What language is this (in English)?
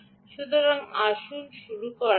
Bangla